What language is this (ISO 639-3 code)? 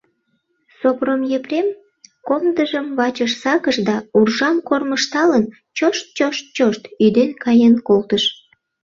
chm